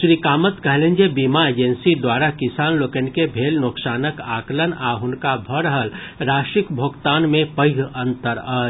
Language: Maithili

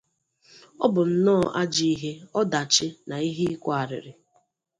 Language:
Igbo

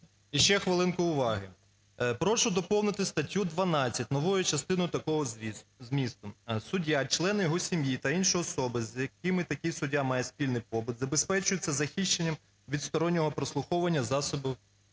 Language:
Ukrainian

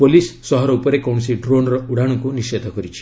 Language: Odia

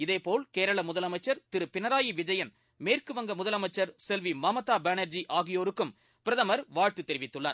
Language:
Tamil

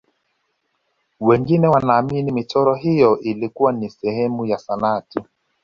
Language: Swahili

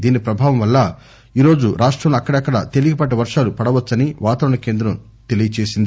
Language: Telugu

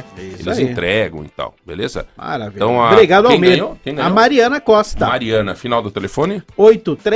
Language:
Portuguese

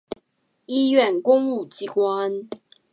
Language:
Chinese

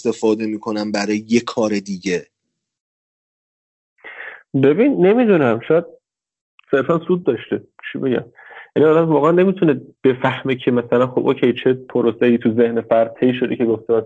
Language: Persian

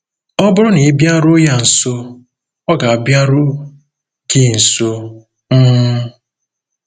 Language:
Igbo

